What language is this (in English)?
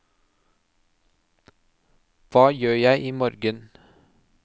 Norwegian